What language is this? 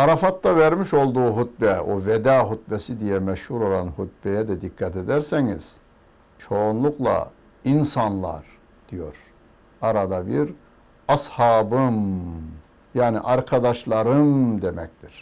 Turkish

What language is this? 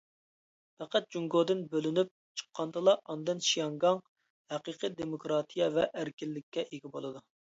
Uyghur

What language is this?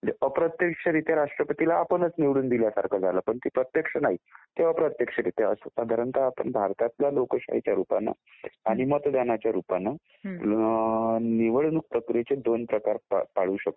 Marathi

